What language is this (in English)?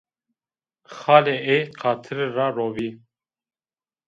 Zaza